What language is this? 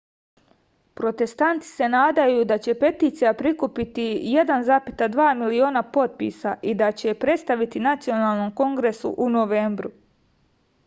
Serbian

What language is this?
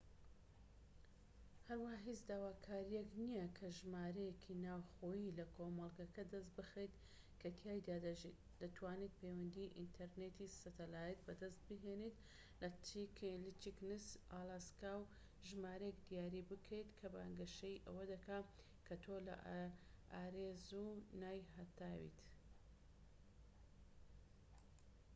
Central Kurdish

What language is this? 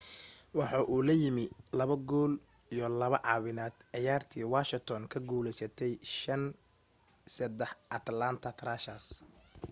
Somali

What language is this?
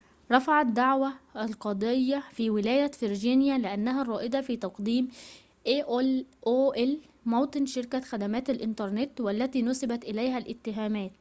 Arabic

